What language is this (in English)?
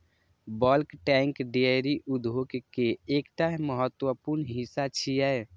Maithili